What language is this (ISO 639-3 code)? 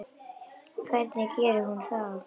isl